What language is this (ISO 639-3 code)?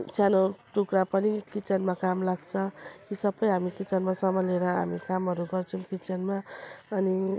nep